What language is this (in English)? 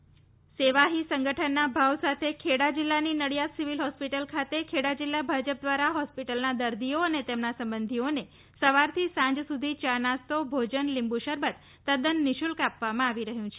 Gujarati